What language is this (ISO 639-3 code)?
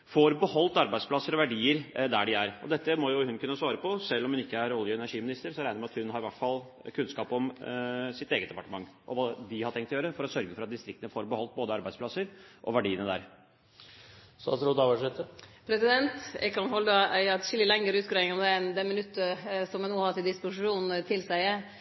nor